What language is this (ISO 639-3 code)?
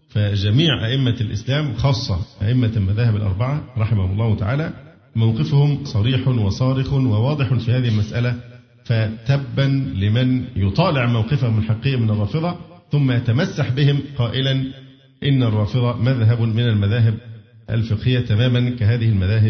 ara